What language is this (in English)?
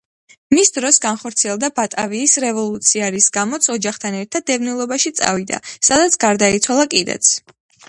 Georgian